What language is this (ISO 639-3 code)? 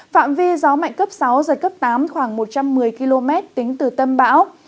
vie